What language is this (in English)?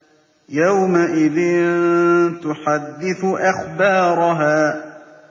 Arabic